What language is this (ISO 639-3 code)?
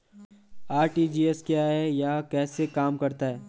hin